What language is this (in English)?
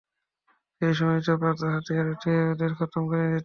Bangla